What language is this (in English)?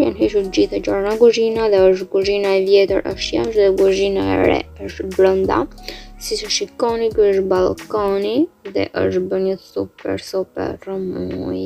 Romanian